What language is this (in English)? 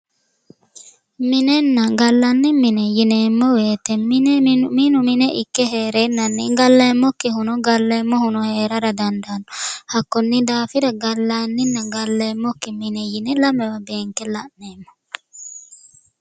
Sidamo